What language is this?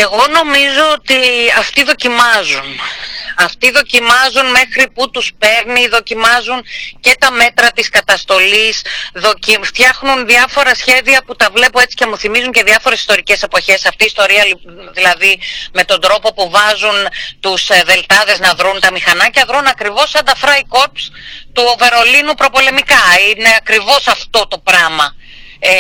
Greek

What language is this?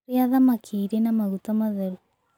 Kikuyu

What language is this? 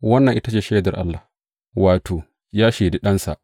Hausa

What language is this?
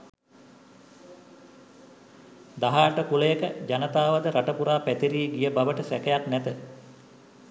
Sinhala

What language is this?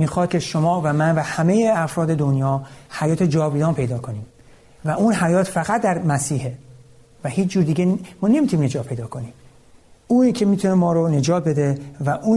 Persian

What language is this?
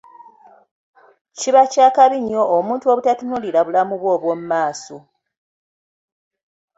Ganda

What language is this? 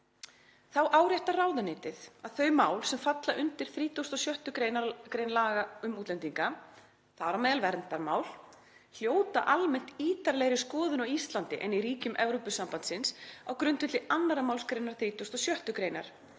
Icelandic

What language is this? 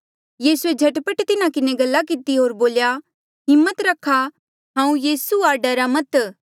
Mandeali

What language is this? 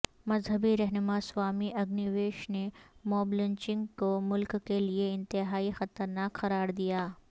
Urdu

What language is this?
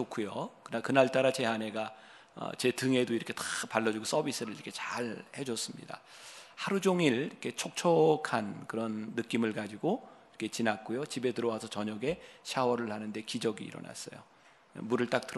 Korean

